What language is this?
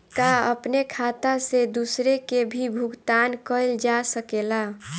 Bhojpuri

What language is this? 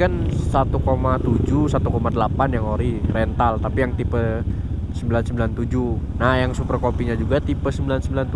Indonesian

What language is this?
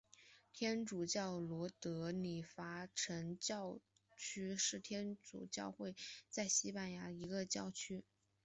Chinese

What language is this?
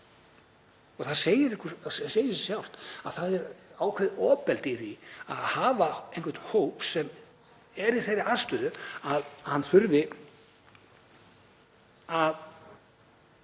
Icelandic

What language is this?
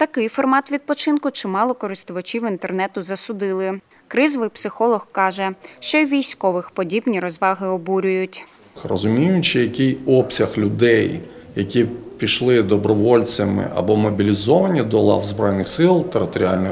Ukrainian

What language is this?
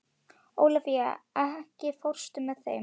Icelandic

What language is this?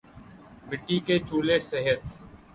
Urdu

